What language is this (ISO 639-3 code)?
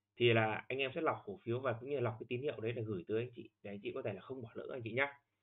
vie